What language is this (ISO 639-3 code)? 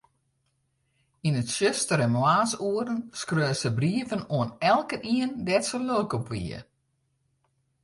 fry